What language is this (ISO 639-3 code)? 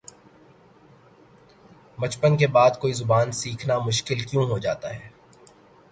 urd